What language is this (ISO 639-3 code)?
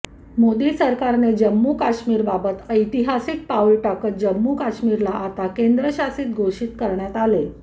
mar